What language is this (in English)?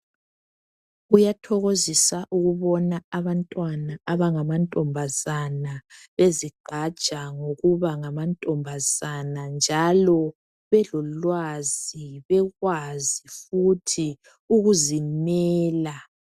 North Ndebele